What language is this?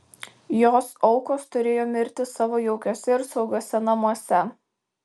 Lithuanian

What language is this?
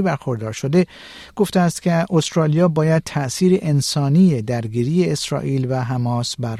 Persian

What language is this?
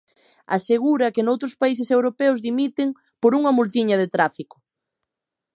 Galician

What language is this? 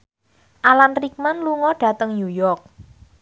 Javanese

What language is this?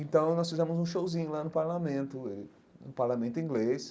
Portuguese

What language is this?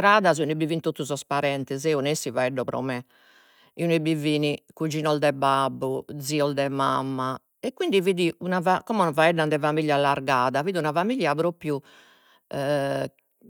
Sardinian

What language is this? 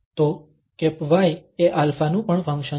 Gujarati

